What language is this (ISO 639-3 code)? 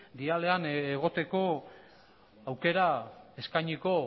eus